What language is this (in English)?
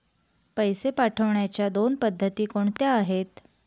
Marathi